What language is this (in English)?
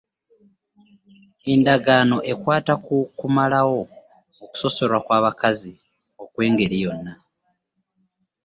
Ganda